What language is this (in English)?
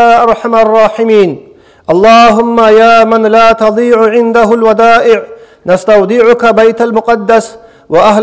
Arabic